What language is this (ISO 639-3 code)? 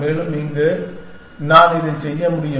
tam